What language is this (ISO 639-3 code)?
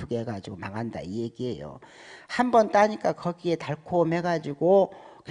kor